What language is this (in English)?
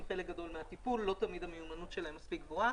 Hebrew